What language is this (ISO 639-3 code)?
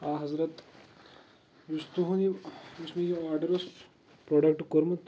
kas